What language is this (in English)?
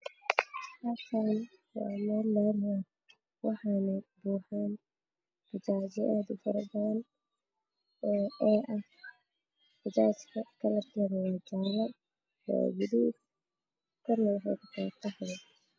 Somali